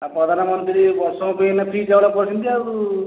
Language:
Odia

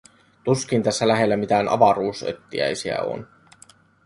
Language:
Finnish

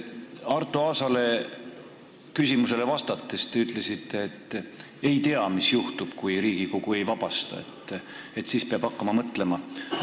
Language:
Estonian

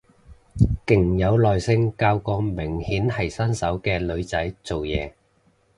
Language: Cantonese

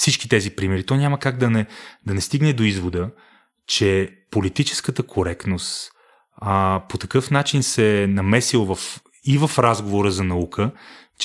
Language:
Bulgarian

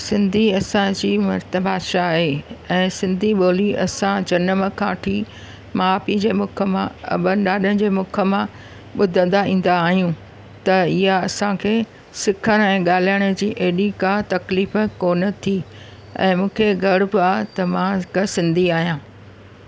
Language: Sindhi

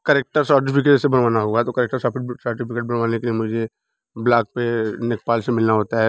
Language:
Hindi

